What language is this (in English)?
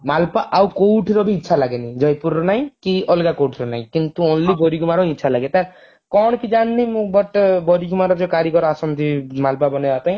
Odia